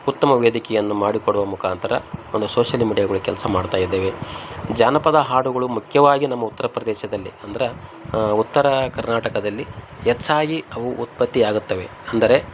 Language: Kannada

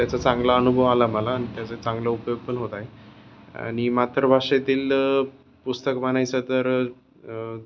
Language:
Marathi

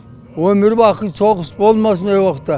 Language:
Kazakh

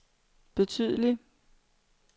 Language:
Danish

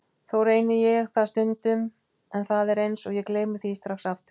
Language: Icelandic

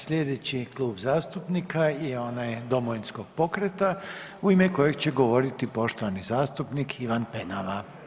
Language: Croatian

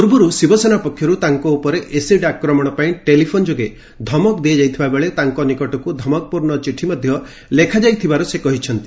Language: Odia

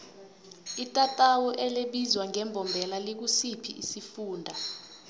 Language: South Ndebele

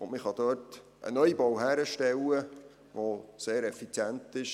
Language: Swiss German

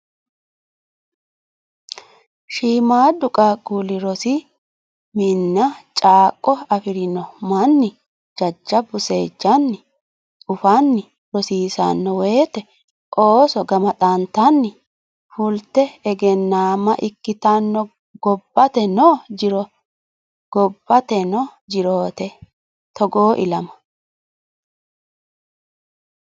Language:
Sidamo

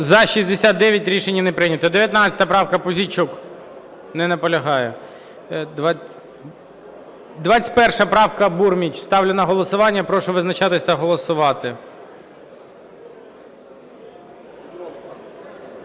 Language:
Ukrainian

